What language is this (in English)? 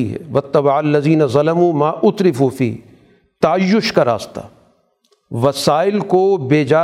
Urdu